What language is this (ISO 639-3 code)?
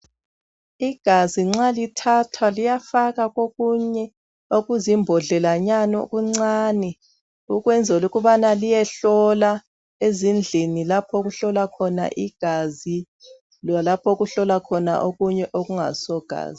nde